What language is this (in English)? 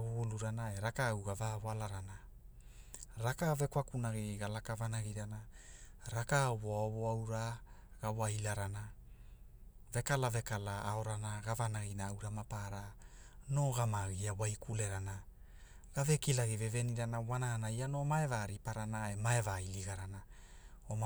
Hula